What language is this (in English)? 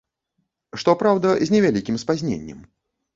Belarusian